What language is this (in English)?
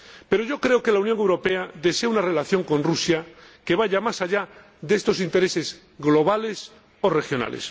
Spanish